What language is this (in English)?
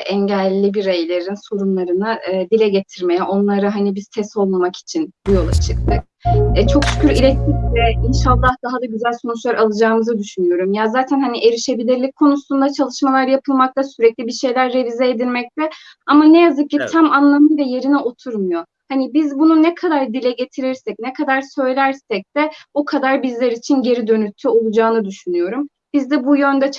Turkish